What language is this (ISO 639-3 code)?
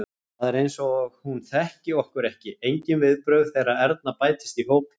isl